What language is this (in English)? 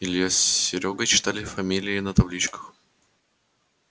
Russian